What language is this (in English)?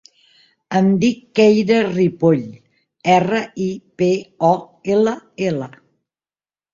Catalan